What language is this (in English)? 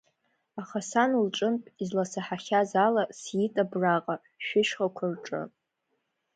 Abkhazian